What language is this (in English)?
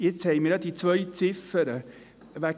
Swiss German